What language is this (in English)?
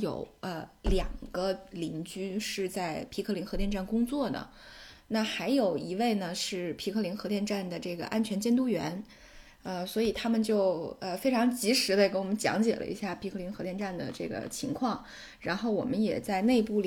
Chinese